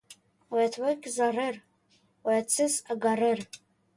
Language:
Tatar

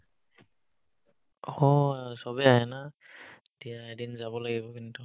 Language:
Assamese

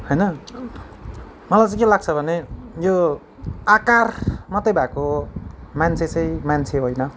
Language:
Nepali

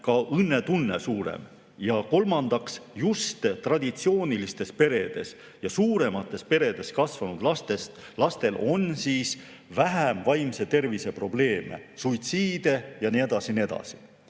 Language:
Estonian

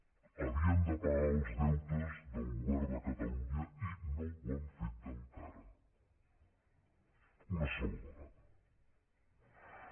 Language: Catalan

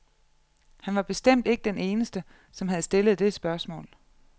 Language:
Danish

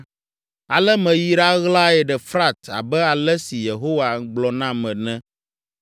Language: Ewe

